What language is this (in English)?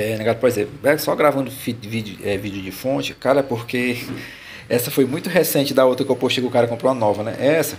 Portuguese